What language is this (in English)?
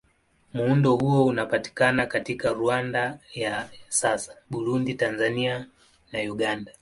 Swahili